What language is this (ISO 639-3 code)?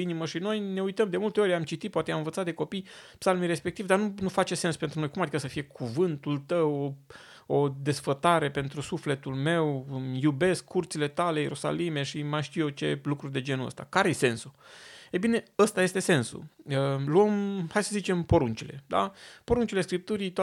ron